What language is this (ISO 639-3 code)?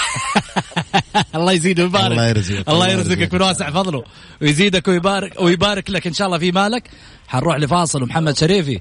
ara